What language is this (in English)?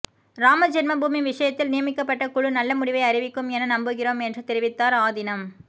Tamil